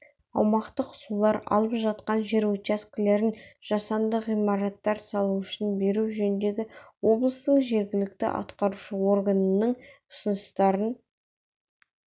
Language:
Kazakh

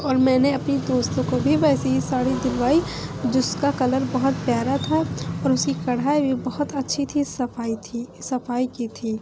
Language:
Urdu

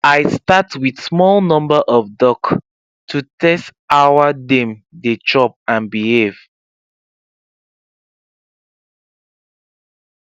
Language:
Nigerian Pidgin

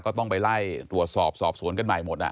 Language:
Thai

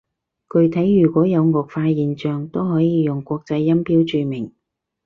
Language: Cantonese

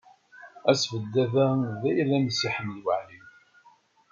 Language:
Kabyle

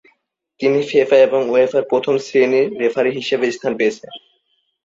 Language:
Bangla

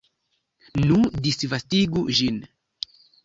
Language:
Esperanto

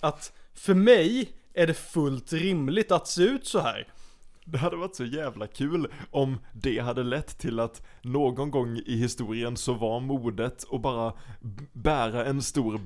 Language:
Swedish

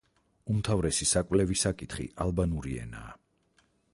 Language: Georgian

